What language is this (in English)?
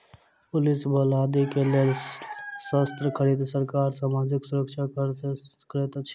Maithili